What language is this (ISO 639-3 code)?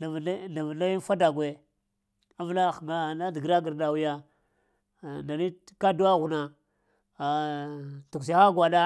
hia